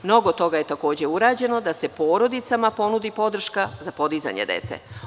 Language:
Serbian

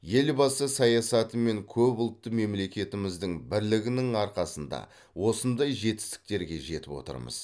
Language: Kazakh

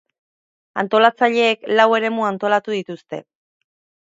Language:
Basque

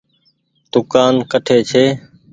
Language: Goaria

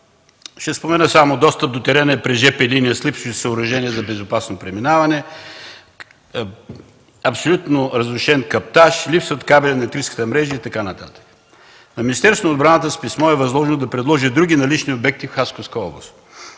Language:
Bulgarian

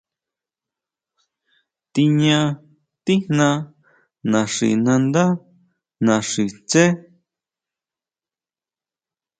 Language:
Huautla Mazatec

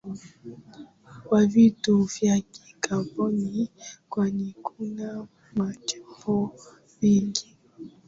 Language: Swahili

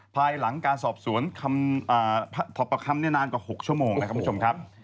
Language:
Thai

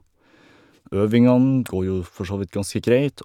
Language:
Norwegian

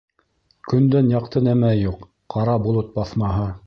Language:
Bashkir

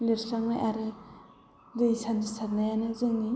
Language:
Bodo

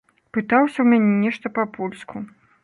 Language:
Belarusian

